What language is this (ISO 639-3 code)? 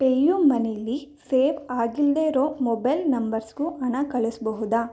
kan